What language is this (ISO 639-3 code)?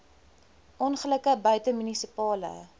afr